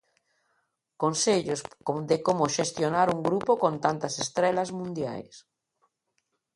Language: Galician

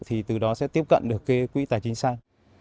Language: Vietnamese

